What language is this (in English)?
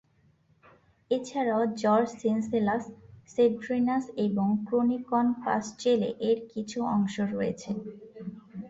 Bangla